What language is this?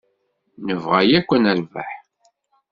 Kabyle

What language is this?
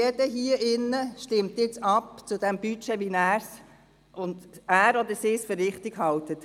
Swiss German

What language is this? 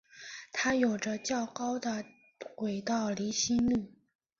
Chinese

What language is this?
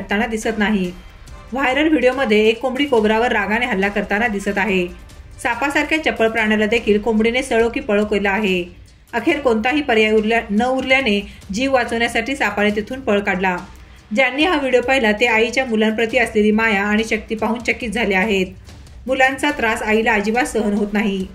Arabic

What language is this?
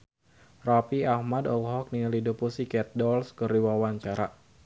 Sundanese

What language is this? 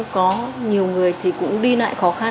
Vietnamese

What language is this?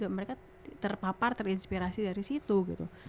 Indonesian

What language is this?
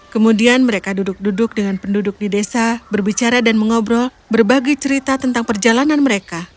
Indonesian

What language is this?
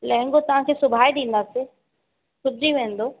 Sindhi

